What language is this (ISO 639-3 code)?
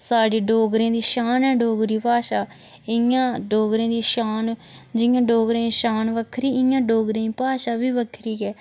doi